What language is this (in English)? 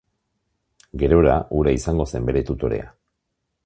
Basque